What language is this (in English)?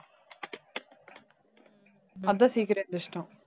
Tamil